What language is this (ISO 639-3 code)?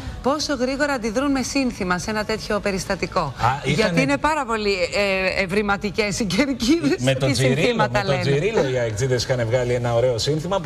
ell